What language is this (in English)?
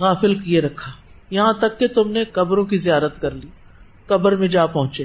Urdu